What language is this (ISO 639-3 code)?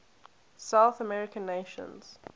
eng